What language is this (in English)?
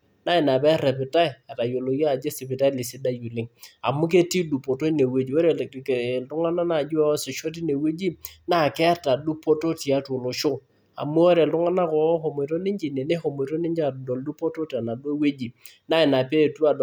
Masai